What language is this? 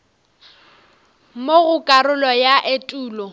Northern Sotho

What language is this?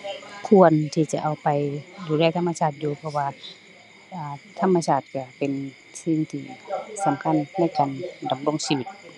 Thai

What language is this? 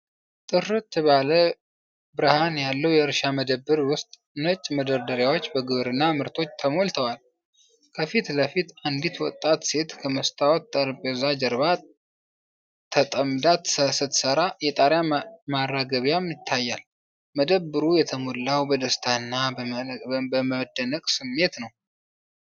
Amharic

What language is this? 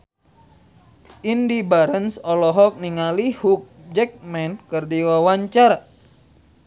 Sundanese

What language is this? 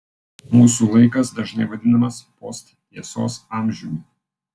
Lithuanian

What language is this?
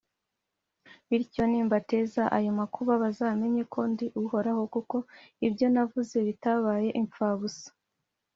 Kinyarwanda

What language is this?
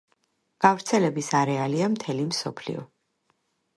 Georgian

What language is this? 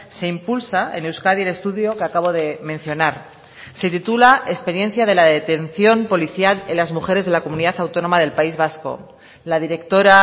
Spanish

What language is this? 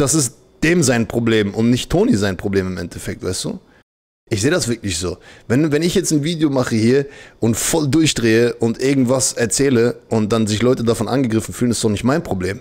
German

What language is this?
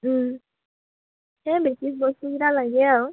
Assamese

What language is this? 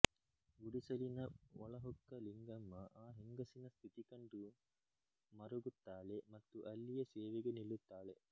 Kannada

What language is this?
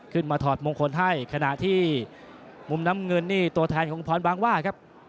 Thai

